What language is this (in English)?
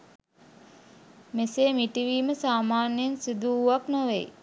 Sinhala